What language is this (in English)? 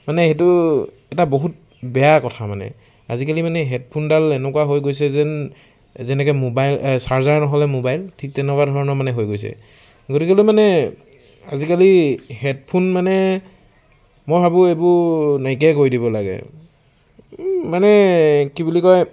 Assamese